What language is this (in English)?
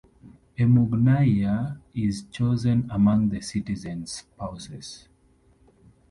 English